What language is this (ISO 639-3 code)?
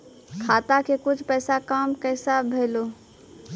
mai